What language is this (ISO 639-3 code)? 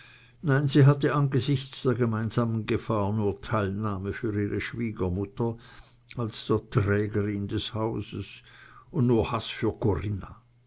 deu